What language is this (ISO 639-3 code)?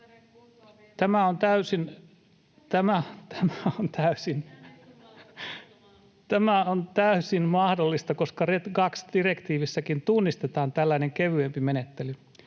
fin